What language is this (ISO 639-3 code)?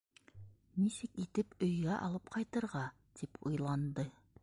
bak